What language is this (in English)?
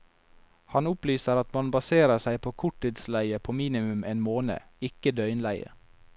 Norwegian